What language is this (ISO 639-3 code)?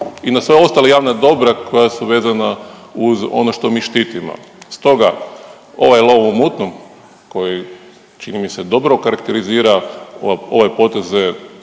hrv